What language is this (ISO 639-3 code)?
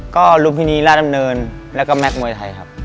tha